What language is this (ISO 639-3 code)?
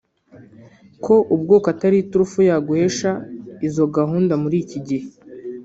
kin